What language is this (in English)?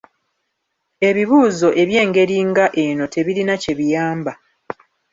Ganda